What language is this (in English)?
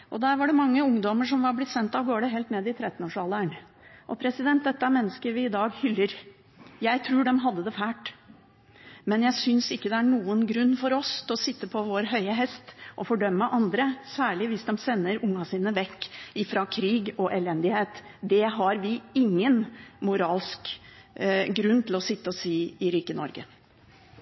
Norwegian Bokmål